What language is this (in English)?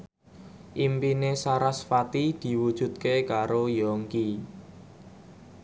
Javanese